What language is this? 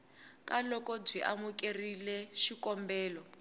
Tsonga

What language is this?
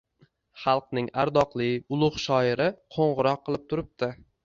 Uzbek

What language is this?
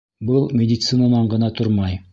Bashkir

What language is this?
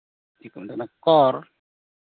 Santali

